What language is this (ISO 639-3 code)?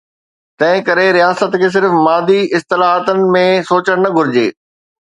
snd